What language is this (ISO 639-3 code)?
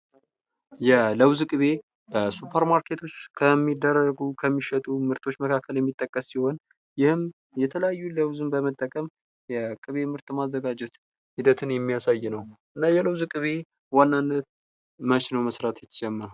amh